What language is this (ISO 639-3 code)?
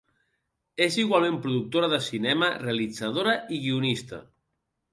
cat